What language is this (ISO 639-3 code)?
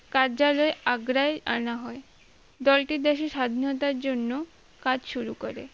ben